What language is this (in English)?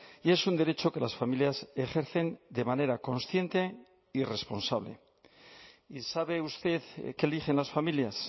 Spanish